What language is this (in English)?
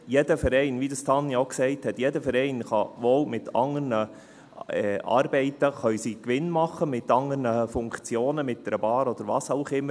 Swiss German